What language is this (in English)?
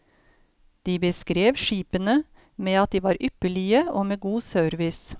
Norwegian